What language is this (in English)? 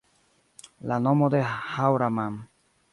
Esperanto